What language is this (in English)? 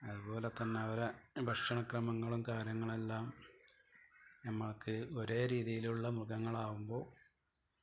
Malayalam